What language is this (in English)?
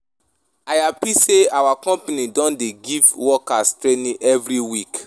Nigerian Pidgin